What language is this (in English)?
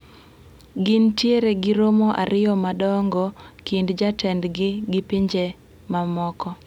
Luo (Kenya and Tanzania)